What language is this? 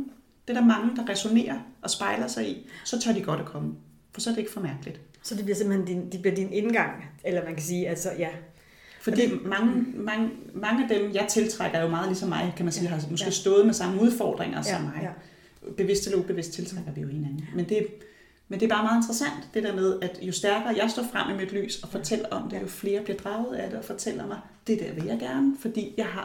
Danish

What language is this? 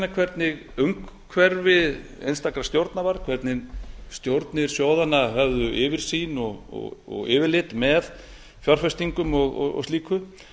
Icelandic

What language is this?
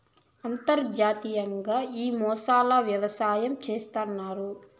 Telugu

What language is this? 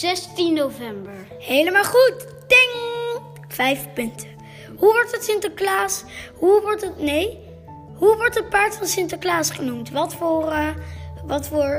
Dutch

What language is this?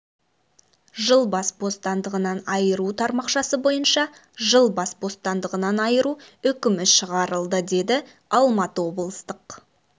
Kazakh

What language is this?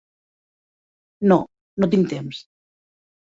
Catalan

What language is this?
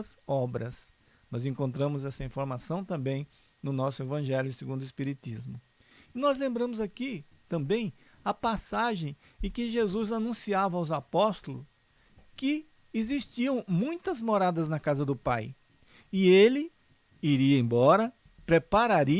Portuguese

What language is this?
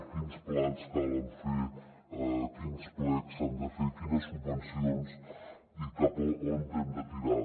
Catalan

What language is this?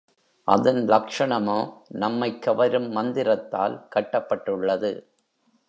Tamil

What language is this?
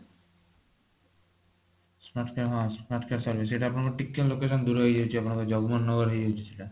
Odia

